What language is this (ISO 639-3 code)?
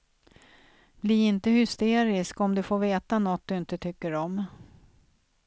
swe